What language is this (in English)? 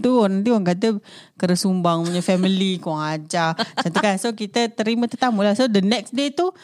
Malay